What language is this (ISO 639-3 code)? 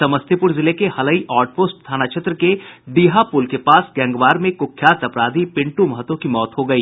hin